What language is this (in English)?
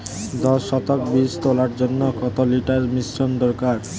Bangla